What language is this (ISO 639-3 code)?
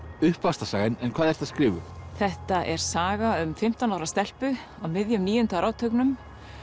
isl